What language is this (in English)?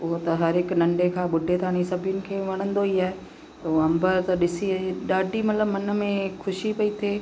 Sindhi